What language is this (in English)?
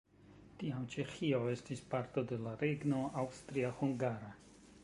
Esperanto